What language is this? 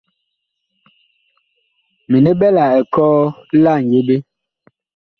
Bakoko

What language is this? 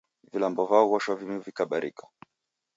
Taita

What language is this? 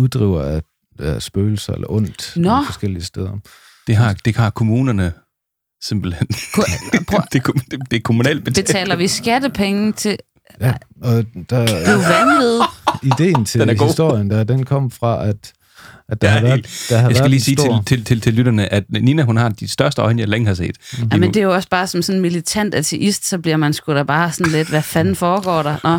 Danish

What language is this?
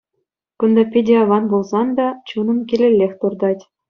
Chuvash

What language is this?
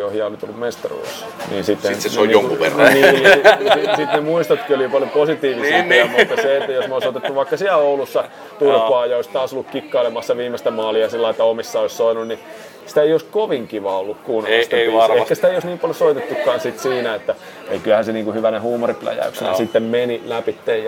Finnish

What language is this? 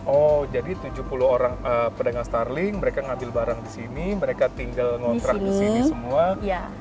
Indonesian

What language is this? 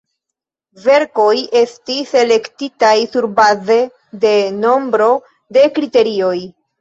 Esperanto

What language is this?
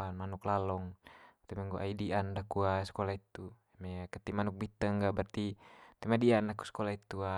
Manggarai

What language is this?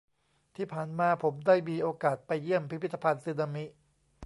Thai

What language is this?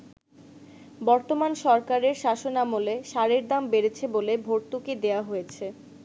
Bangla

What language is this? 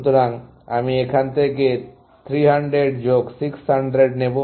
Bangla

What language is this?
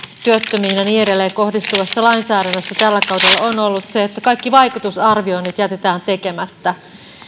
Finnish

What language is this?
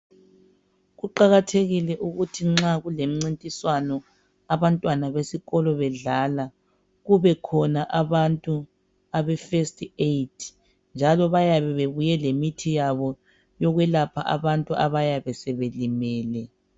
North Ndebele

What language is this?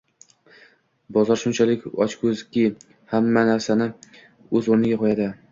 Uzbek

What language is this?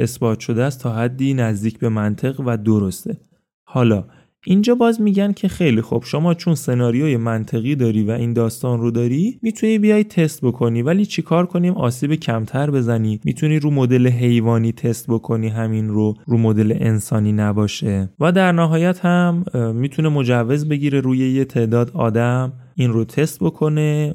Persian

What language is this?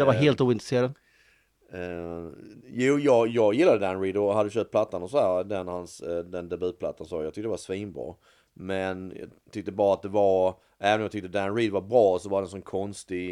Swedish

